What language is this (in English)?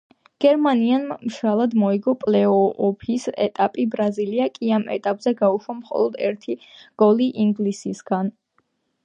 Georgian